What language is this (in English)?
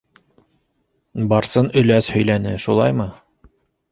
Bashkir